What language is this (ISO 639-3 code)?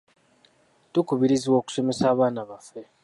lug